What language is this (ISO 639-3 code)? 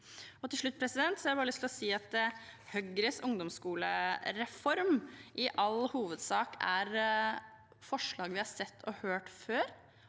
nor